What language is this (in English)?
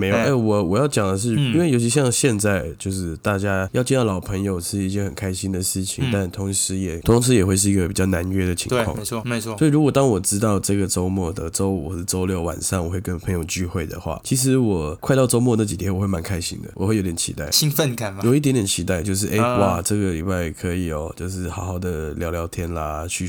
Chinese